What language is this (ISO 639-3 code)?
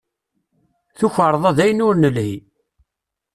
kab